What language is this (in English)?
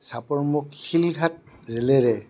Assamese